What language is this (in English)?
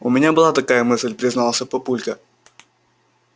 Russian